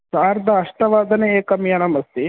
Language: Sanskrit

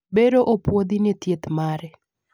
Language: Luo (Kenya and Tanzania)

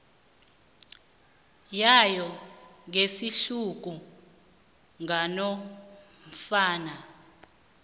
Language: South Ndebele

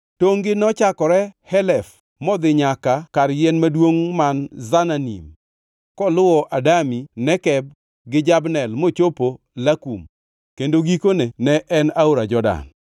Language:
Luo (Kenya and Tanzania)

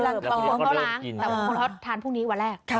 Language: Thai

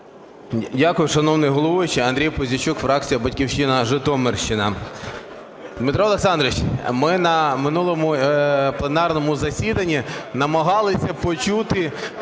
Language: Ukrainian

